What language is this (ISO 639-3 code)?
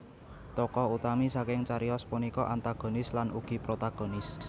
jav